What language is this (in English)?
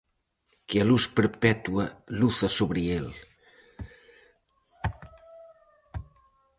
Galician